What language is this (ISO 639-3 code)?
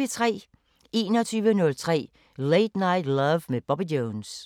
dan